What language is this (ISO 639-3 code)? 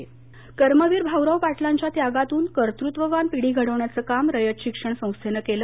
mar